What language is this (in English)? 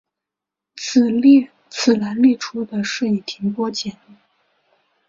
Chinese